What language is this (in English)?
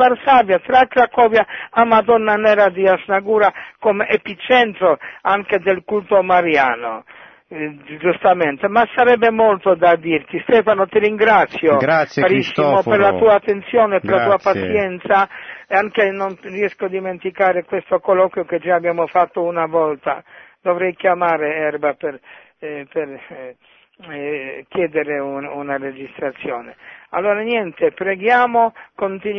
Italian